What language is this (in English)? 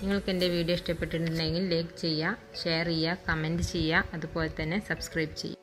Romanian